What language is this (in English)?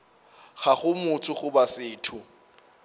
Northern Sotho